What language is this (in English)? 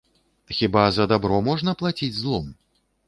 Belarusian